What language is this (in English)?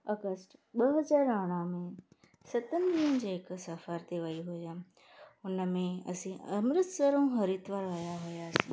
Sindhi